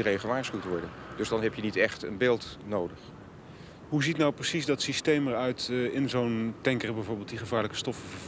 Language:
Dutch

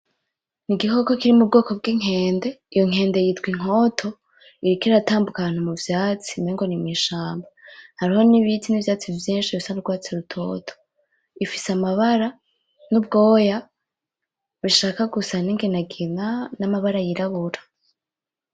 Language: Rundi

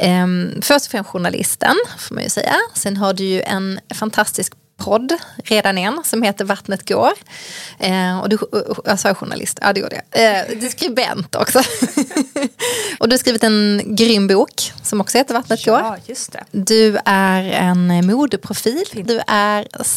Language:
Swedish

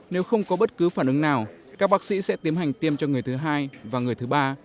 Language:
Vietnamese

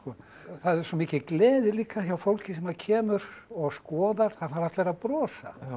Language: Icelandic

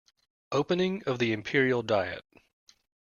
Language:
English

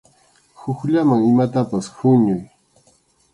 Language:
Arequipa-La Unión Quechua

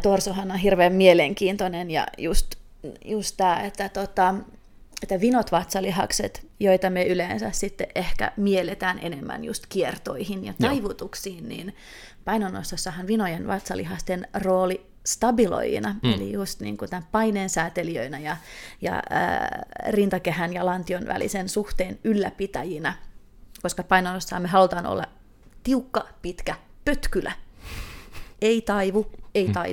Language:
Finnish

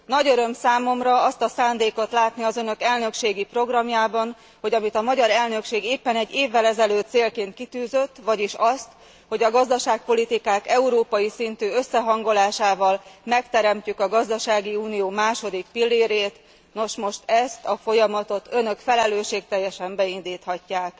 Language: Hungarian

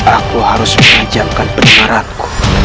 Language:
Indonesian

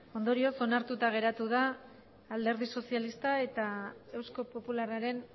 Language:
Basque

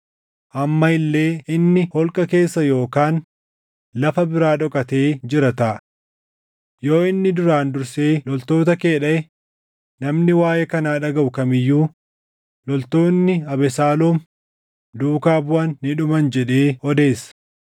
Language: Oromo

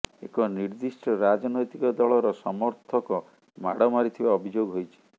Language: Odia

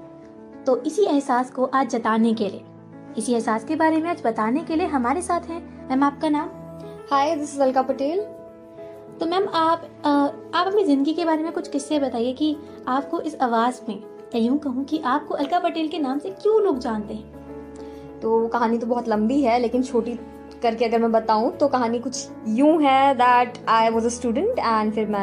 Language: Hindi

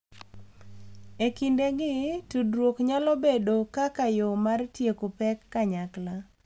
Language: Luo (Kenya and Tanzania)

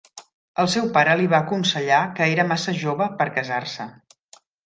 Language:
Catalan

